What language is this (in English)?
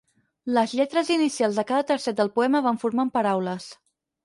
Catalan